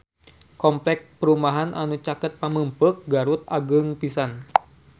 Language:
Sundanese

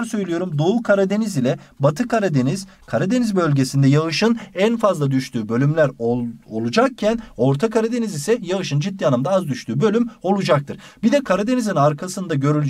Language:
Turkish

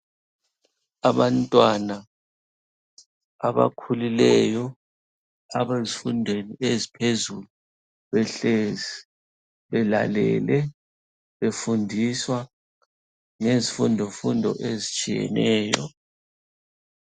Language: North Ndebele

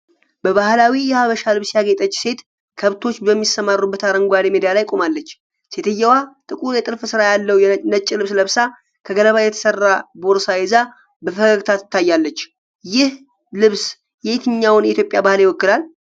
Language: Amharic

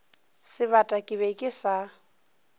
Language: Northern Sotho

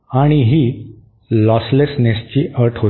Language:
Marathi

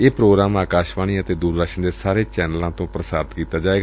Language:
Punjabi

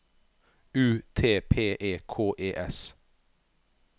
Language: Norwegian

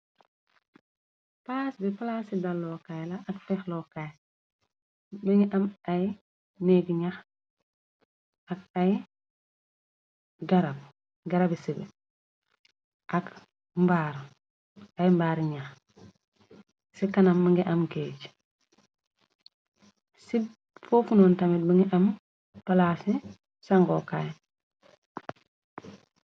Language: Wolof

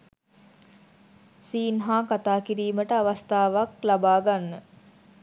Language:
Sinhala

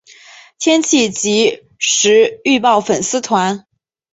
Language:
Chinese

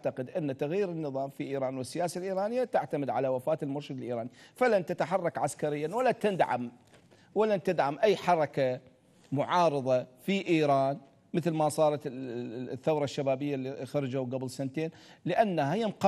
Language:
Arabic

